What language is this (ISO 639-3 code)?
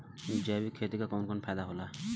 bho